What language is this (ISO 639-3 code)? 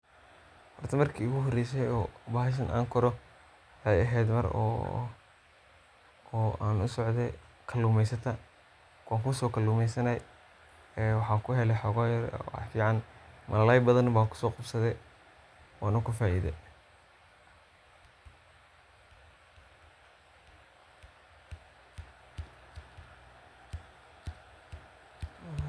som